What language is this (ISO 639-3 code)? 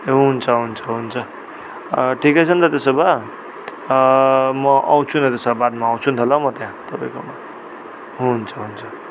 nep